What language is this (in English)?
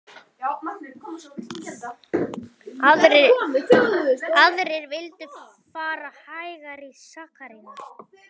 Icelandic